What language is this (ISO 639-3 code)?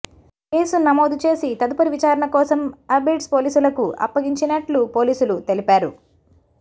tel